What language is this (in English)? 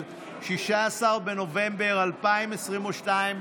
Hebrew